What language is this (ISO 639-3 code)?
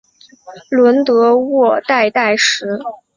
zho